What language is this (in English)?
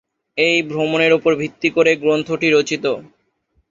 Bangla